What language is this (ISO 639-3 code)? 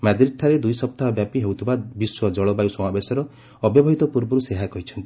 ori